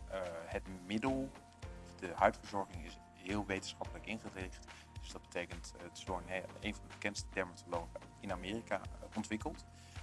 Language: Dutch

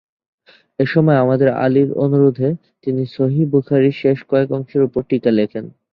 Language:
Bangla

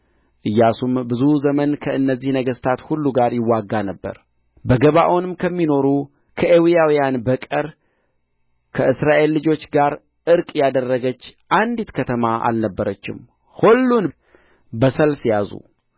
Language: Amharic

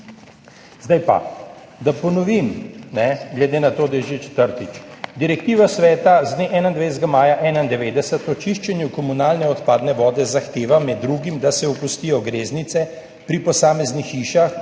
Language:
Slovenian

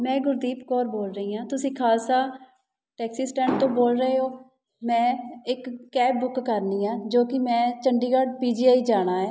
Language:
Punjabi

